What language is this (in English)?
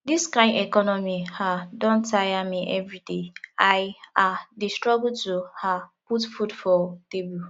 Nigerian Pidgin